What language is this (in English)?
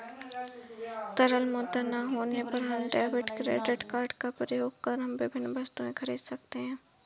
Hindi